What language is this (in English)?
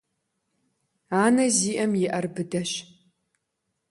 Kabardian